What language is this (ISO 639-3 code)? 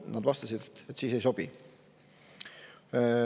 est